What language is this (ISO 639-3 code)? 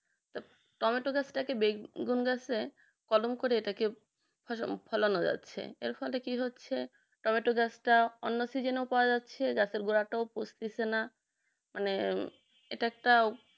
ben